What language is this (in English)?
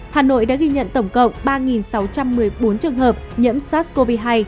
Vietnamese